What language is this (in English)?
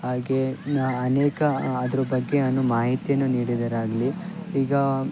Kannada